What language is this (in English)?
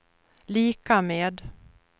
Swedish